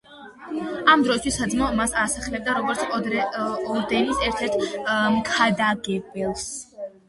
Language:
Georgian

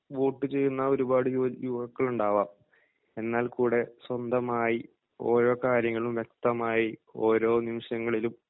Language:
Malayalam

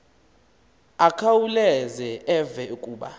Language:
Xhosa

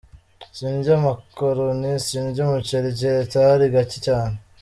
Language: Kinyarwanda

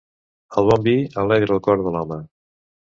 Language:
Catalan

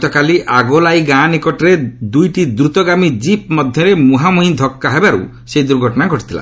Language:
Odia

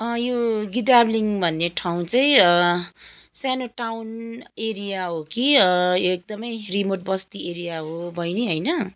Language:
Nepali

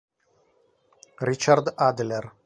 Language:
Italian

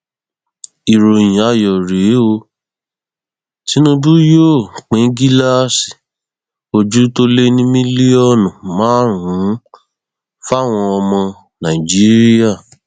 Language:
Yoruba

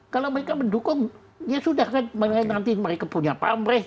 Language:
Indonesian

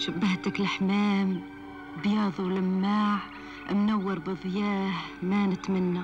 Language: Arabic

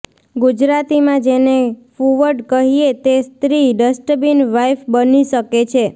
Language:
Gujarati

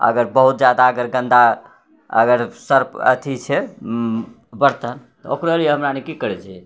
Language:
Maithili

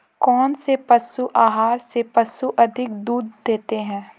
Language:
Hindi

